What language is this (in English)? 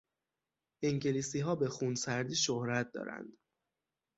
Persian